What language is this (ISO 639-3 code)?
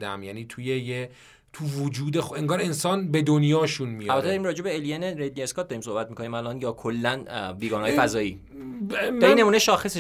fas